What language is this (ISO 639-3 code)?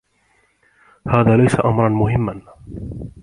ara